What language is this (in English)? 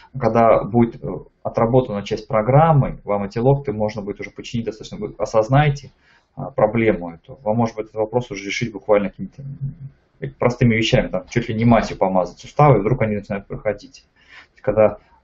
Russian